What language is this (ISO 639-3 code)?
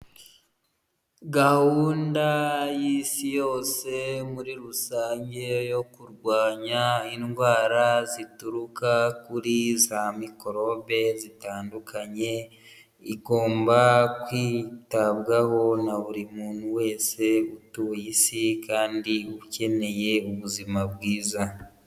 kin